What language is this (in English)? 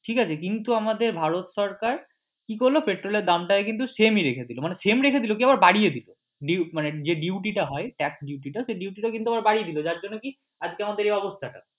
Bangla